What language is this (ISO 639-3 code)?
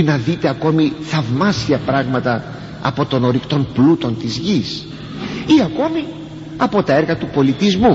ell